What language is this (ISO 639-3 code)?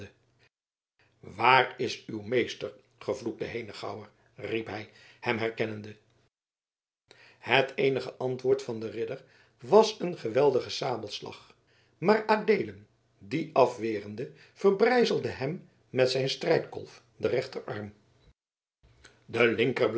nld